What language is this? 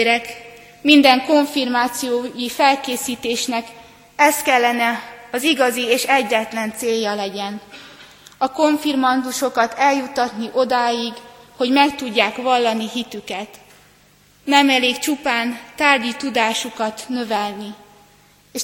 Hungarian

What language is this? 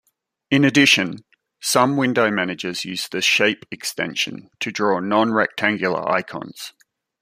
English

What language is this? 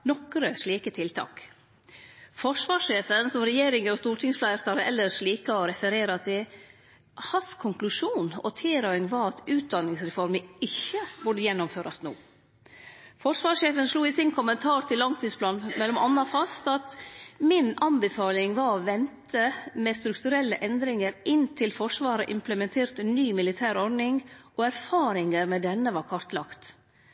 Norwegian Nynorsk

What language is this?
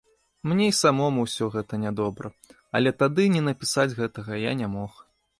Belarusian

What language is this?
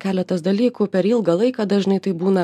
Lithuanian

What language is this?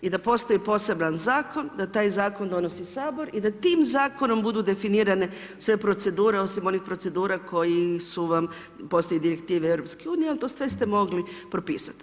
Croatian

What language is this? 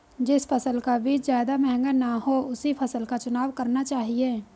Hindi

